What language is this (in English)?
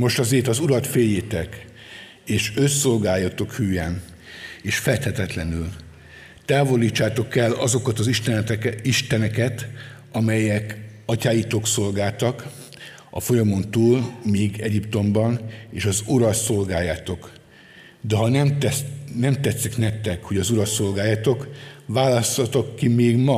Hungarian